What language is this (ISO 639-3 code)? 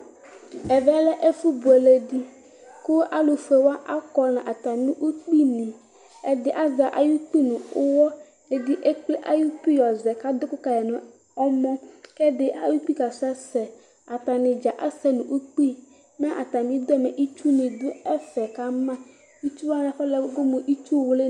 kpo